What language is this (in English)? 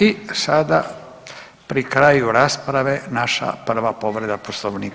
Croatian